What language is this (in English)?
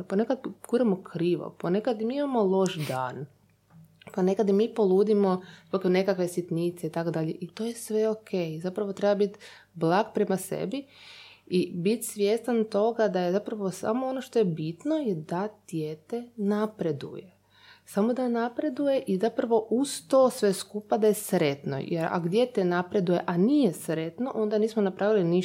Croatian